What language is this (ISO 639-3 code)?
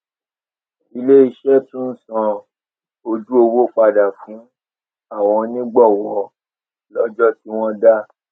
yor